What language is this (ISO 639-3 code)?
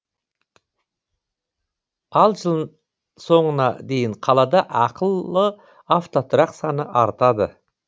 kaz